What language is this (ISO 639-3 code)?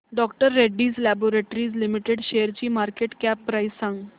mar